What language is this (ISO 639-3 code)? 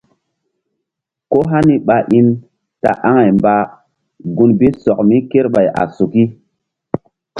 mdd